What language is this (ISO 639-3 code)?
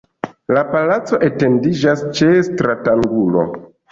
epo